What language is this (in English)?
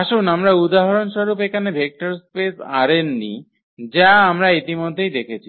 Bangla